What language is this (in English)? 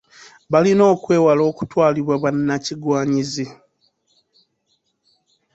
Ganda